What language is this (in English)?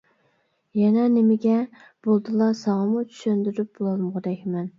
Uyghur